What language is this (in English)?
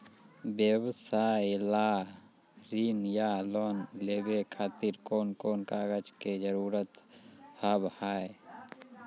Maithili